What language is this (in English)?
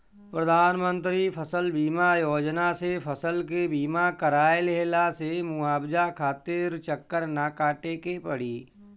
Bhojpuri